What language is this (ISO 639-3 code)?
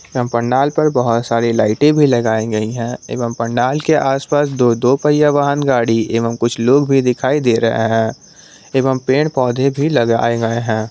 hin